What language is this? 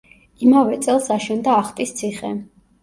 Georgian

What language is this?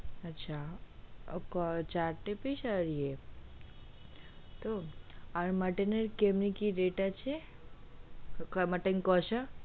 Bangla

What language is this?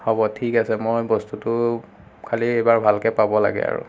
Assamese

